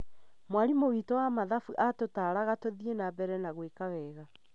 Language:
Kikuyu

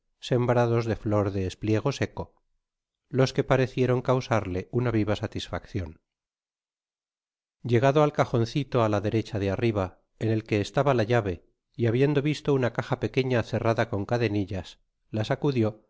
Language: Spanish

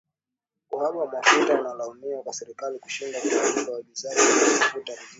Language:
Swahili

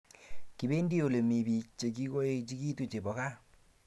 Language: Kalenjin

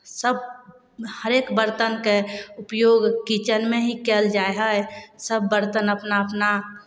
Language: Maithili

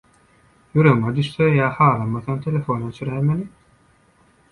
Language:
Turkmen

